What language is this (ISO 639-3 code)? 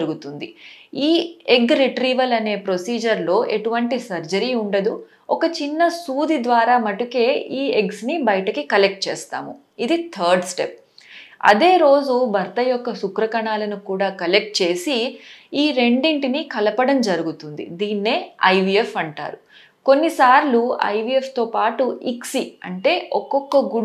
tel